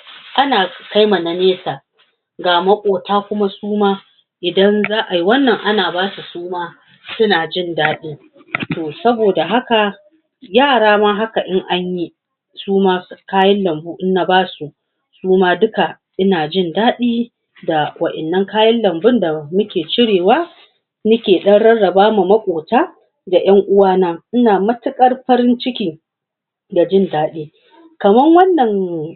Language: Hausa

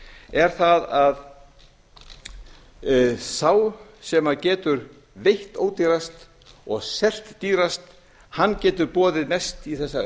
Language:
Icelandic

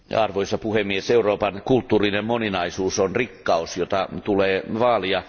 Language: Finnish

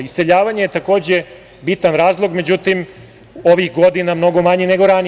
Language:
Serbian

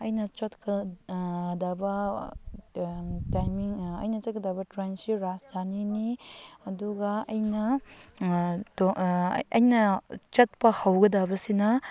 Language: Manipuri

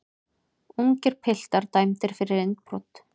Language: Icelandic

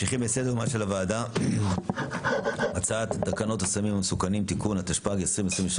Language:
Hebrew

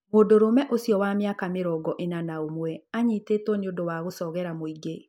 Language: Kikuyu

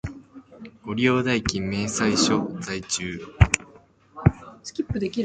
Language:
Japanese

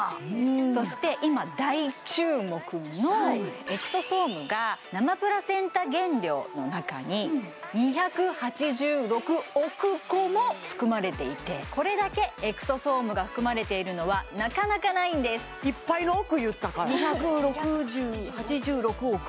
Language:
Japanese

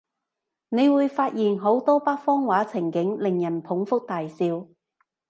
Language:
Cantonese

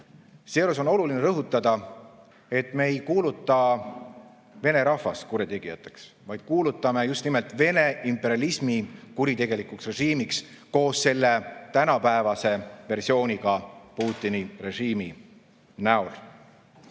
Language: Estonian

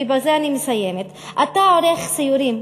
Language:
Hebrew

